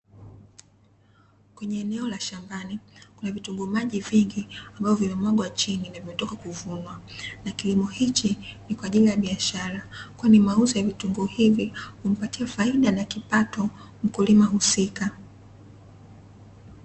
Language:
Swahili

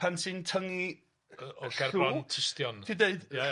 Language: Welsh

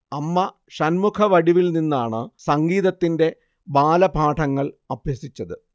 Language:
Malayalam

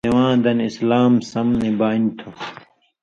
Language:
Indus Kohistani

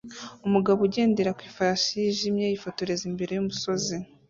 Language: Kinyarwanda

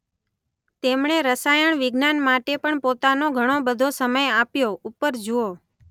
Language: Gujarati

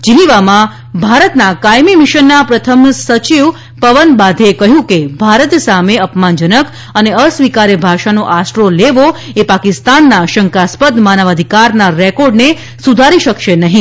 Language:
Gujarati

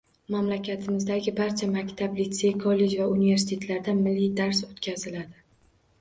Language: Uzbek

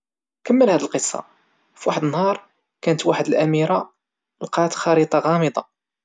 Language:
Moroccan Arabic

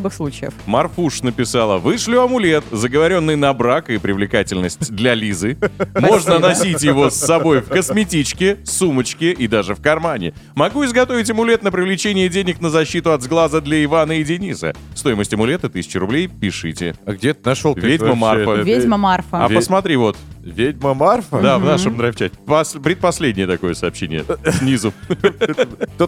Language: Russian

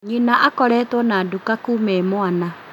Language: Kikuyu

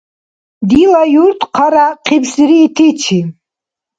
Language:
Dargwa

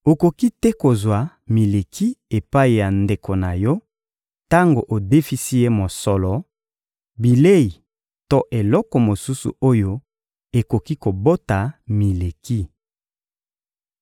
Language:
Lingala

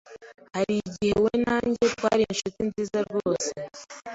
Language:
Kinyarwanda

